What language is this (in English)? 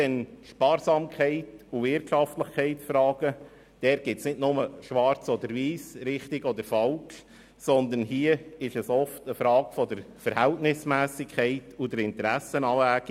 Swiss German